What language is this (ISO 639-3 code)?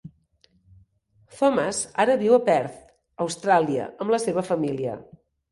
cat